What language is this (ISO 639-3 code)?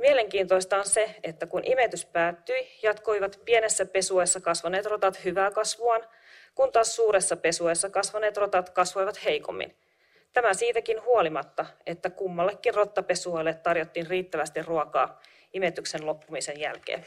fin